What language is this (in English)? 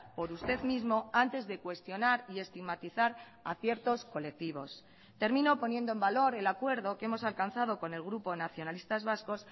Spanish